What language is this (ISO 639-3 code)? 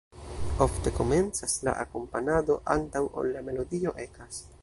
epo